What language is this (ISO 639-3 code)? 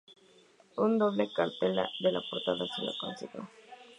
spa